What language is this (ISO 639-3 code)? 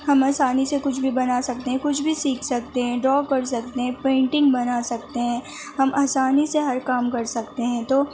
urd